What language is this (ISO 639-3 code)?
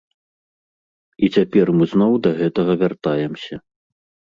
bel